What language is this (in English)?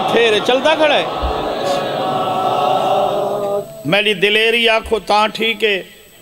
Arabic